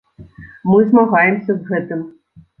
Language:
Belarusian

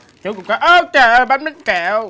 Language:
Vietnamese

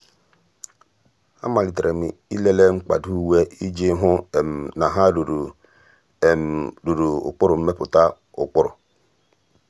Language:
Igbo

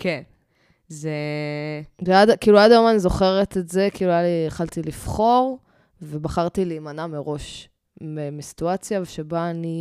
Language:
Hebrew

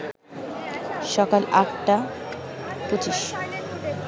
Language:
Bangla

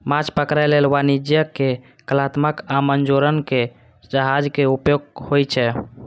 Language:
Maithili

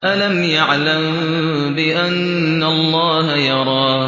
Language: Arabic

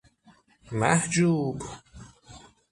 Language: Persian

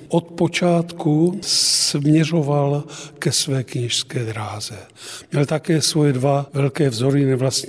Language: Czech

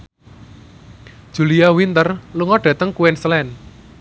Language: Javanese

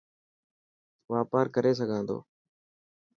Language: Dhatki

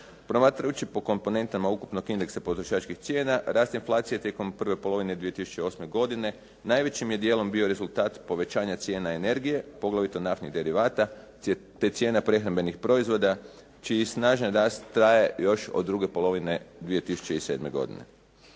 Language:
Croatian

